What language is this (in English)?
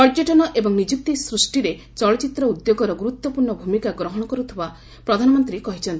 Odia